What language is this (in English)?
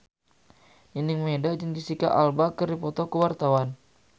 Sundanese